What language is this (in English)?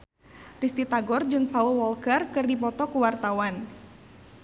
Sundanese